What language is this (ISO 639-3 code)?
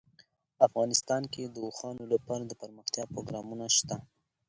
pus